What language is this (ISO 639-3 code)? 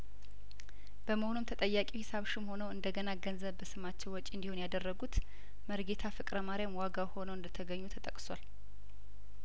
amh